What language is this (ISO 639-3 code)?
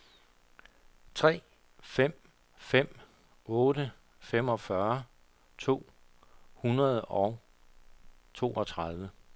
dan